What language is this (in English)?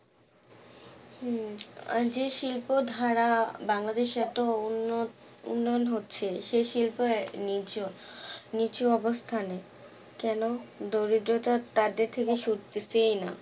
Bangla